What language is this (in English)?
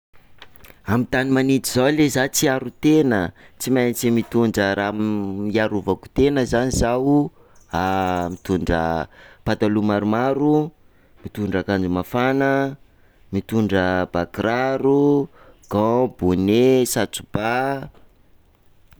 Sakalava Malagasy